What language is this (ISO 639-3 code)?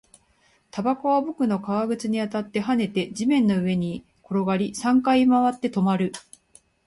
jpn